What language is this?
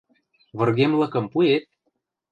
Western Mari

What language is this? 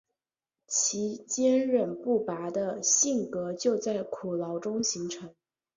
Chinese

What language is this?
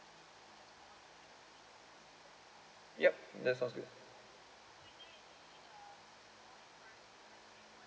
English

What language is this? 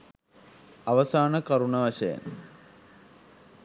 Sinhala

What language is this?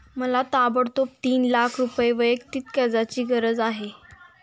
Marathi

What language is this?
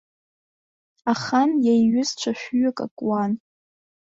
Abkhazian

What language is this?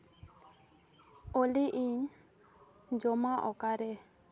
Santali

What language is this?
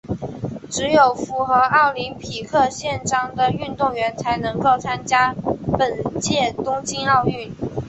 Chinese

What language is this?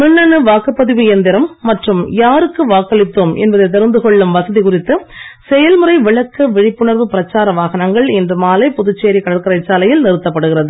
Tamil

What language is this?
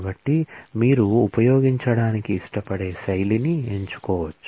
Telugu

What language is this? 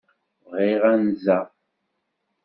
Kabyle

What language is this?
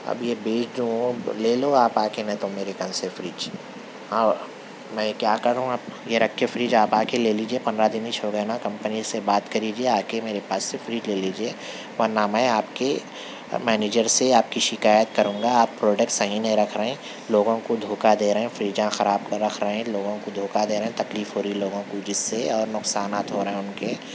Urdu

